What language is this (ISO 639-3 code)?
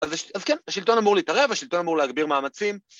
heb